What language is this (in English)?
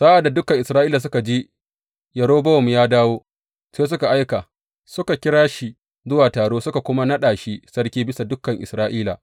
Hausa